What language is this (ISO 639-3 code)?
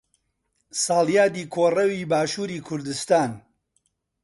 ckb